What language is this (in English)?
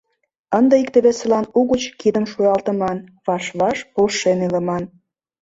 Mari